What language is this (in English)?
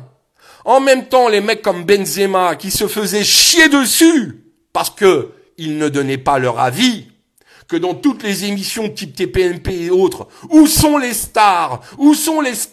French